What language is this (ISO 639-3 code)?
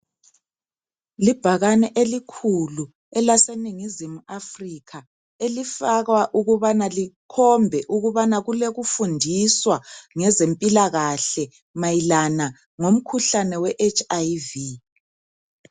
nde